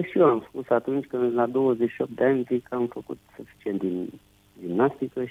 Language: Romanian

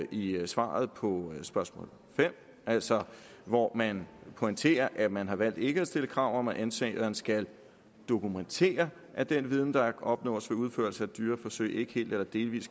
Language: Danish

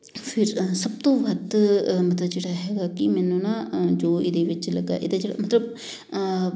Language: Punjabi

